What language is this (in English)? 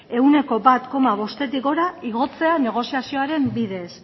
Basque